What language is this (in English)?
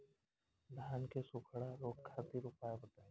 Bhojpuri